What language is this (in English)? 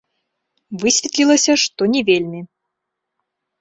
Belarusian